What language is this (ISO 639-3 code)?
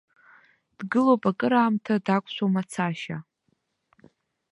abk